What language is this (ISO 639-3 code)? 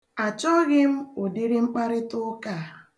ibo